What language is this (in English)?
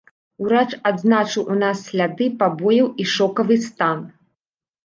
Belarusian